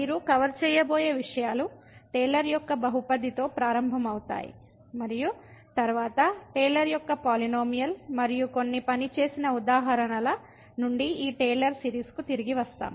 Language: Telugu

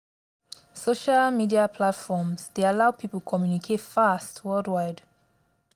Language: Nigerian Pidgin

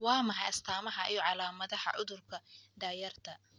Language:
Somali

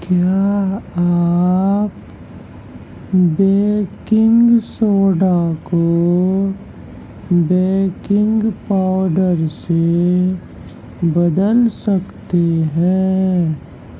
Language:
Urdu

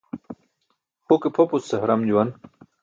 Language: Burushaski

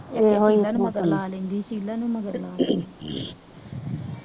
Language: Punjabi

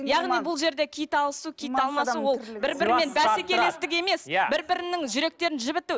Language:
Kazakh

